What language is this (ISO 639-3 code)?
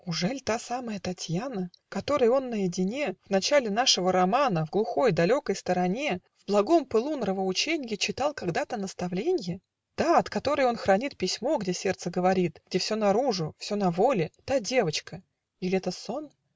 rus